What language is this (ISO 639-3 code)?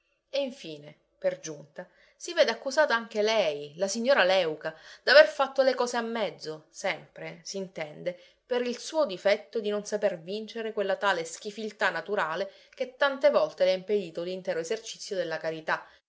ita